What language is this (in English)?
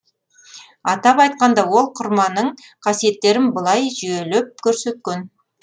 Kazakh